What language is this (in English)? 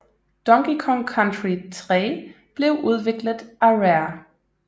Danish